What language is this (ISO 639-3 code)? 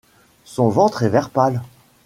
fra